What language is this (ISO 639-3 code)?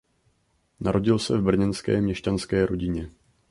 ces